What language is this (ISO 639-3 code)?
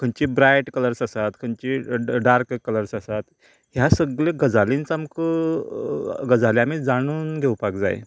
kok